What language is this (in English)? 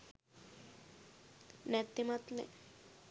Sinhala